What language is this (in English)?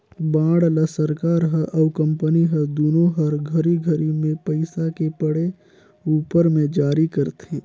Chhattisgarhi